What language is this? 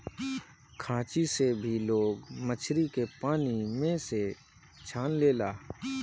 Bhojpuri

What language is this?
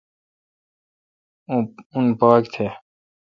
Kalkoti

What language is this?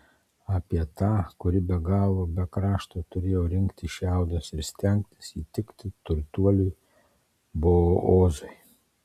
Lithuanian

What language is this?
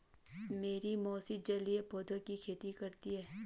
Hindi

